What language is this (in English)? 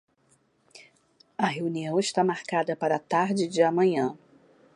Portuguese